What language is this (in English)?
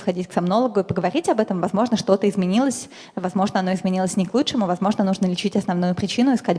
Russian